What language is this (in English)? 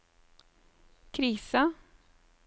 Norwegian